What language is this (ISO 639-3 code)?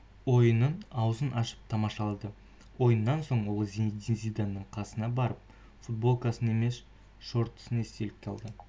kaz